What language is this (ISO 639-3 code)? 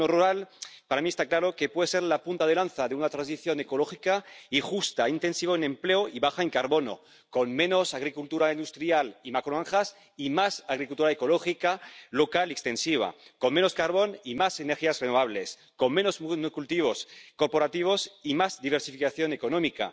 spa